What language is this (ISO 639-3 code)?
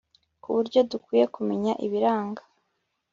kin